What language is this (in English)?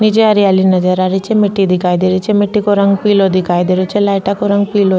Rajasthani